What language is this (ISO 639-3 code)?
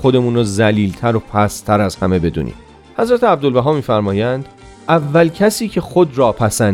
fas